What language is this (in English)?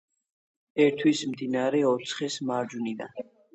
Georgian